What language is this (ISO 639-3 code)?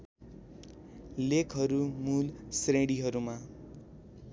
nep